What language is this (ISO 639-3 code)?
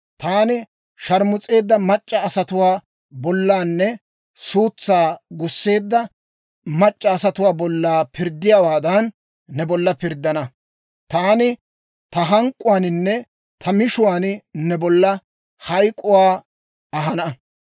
dwr